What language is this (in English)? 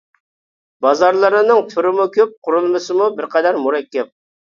Uyghur